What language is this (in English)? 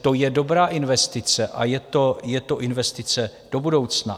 Czech